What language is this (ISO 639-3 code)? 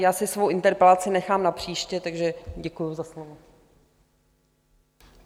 ces